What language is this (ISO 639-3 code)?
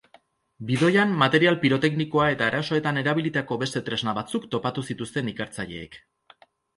eus